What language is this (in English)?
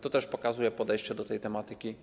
Polish